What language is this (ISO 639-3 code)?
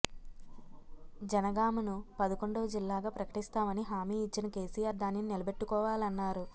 tel